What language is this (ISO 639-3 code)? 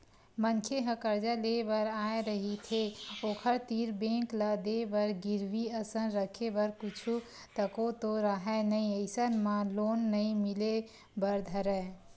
hne